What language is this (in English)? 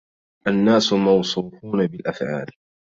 Arabic